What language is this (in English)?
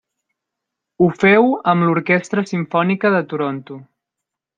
Catalan